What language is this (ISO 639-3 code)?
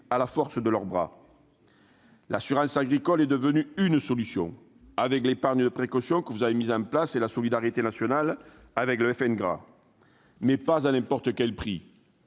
fra